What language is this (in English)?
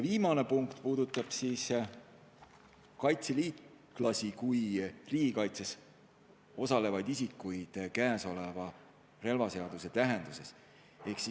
Estonian